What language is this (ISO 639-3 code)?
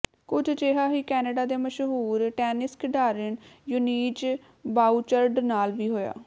pan